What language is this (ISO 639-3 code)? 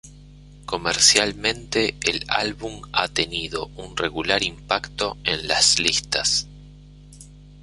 spa